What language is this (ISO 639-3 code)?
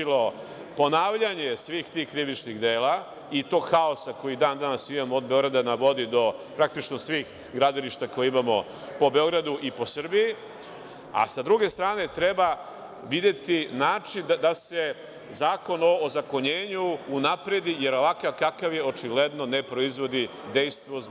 srp